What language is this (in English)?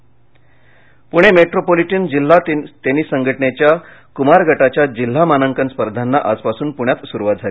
Marathi